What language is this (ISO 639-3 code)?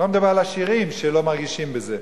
heb